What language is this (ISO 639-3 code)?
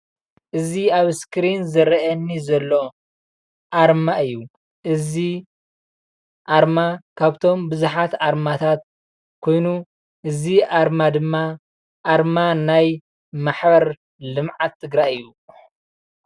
tir